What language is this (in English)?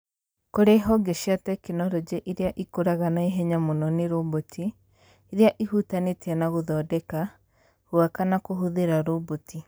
Kikuyu